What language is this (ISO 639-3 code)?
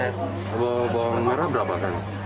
ind